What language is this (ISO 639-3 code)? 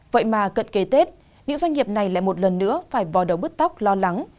vie